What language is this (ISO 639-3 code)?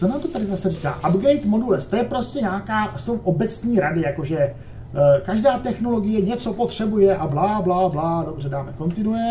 ces